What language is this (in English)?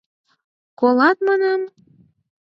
Mari